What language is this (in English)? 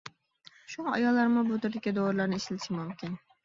Uyghur